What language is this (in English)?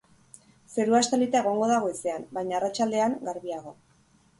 Basque